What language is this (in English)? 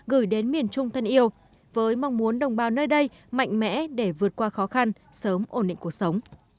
Vietnamese